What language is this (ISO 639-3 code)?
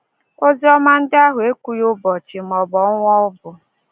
ibo